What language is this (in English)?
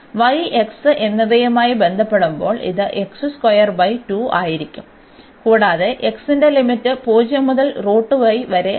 Malayalam